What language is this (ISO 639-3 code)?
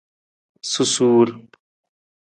nmz